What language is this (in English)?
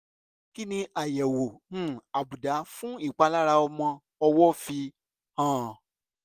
Yoruba